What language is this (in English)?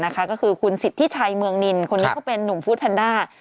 Thai